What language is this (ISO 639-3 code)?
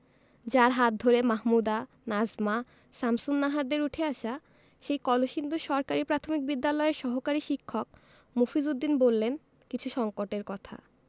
ben